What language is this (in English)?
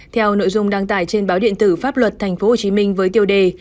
Vietnamese